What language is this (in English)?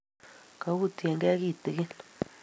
Kalenjin